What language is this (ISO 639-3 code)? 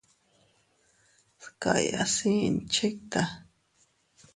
cut